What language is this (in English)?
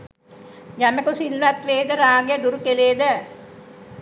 Sinhala